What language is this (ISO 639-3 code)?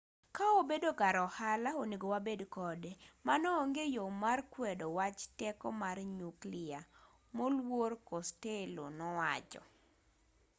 luo